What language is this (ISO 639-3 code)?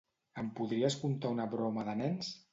cat